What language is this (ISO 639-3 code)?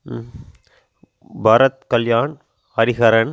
tam